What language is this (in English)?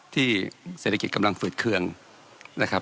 Thai